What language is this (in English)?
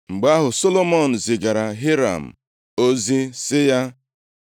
Igbo